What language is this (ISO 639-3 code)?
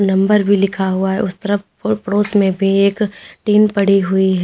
hin